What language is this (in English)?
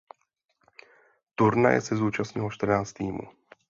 Czech